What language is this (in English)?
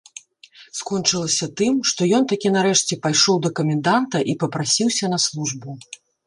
Belarusian